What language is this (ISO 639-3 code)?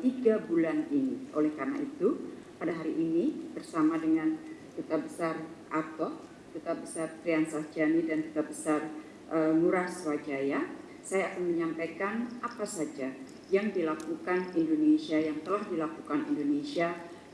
ind